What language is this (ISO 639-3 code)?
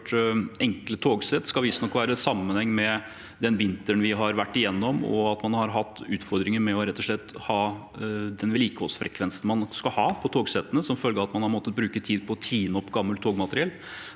nor